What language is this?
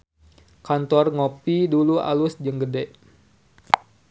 Sundanese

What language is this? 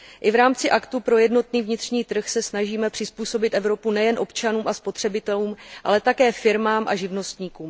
Czech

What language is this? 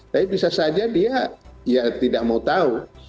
Indonesian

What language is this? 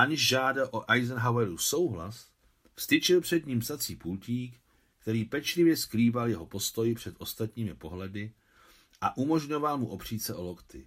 Czech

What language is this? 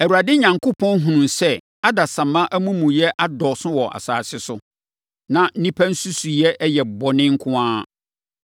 Akan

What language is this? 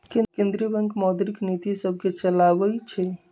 Magahi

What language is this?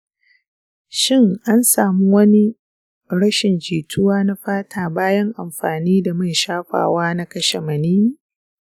Hausa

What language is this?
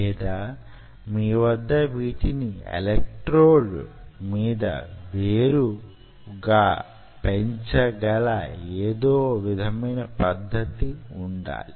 Telugu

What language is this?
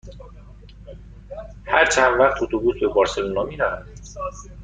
Persian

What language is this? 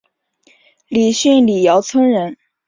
Chinese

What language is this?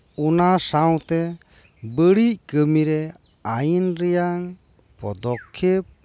Santali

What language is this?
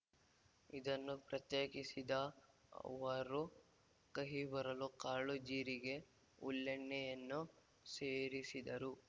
Kannada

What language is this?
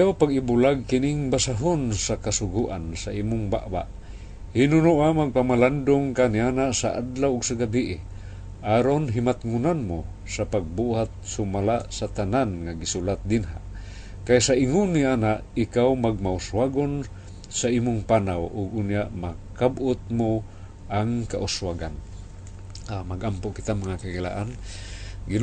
Filipino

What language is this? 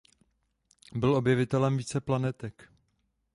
Czech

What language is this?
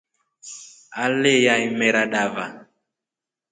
Rombo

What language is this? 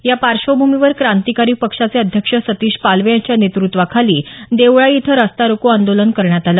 Marathi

